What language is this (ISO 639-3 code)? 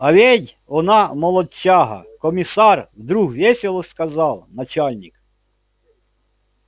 rus